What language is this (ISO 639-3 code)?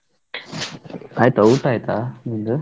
kan